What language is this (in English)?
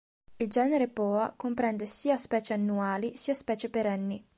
Italian